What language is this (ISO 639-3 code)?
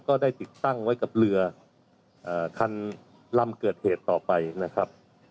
tha